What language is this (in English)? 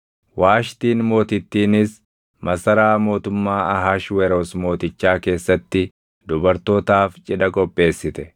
Oromo